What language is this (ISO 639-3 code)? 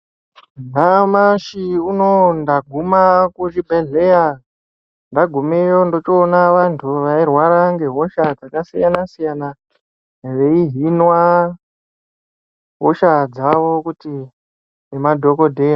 ndc